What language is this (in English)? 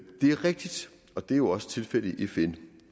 Danish